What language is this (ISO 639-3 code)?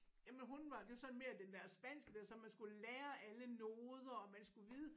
dan